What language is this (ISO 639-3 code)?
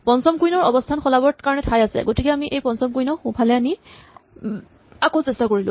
asm